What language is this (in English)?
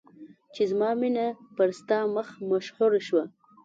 Pashto